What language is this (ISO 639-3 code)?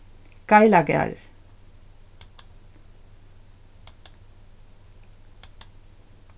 fao